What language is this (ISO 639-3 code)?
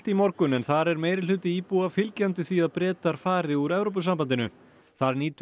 isl